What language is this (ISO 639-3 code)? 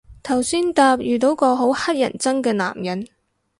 yue